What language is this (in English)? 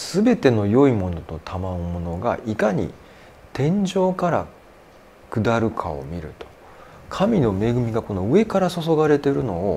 Japanese